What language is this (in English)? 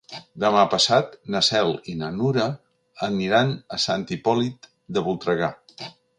Catalan